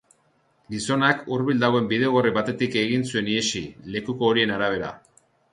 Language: Basque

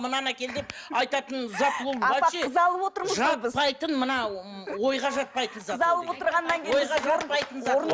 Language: Kazakh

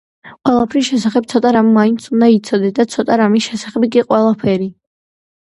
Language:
Georgian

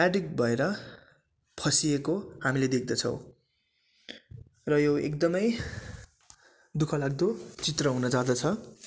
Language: Nepali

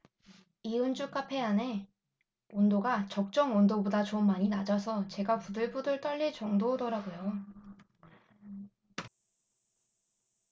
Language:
Korean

